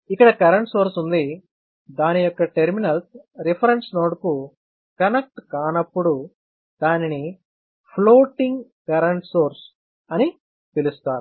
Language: Telugu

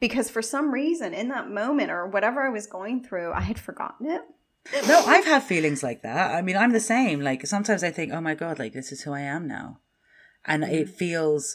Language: English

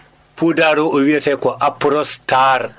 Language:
Fula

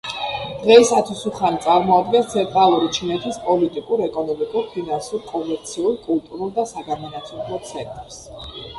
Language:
Georgian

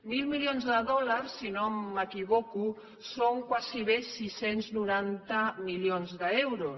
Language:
Catalan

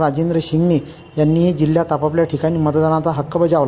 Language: Marathi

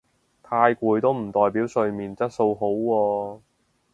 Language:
Cantonese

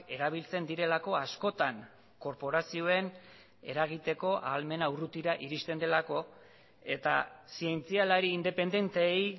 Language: Basque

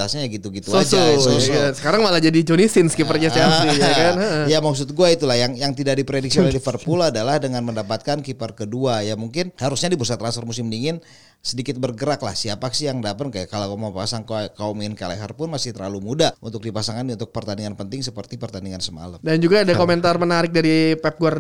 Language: Indonesian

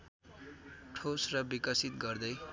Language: Nepali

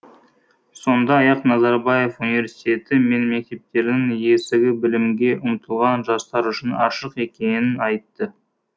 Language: Kazakh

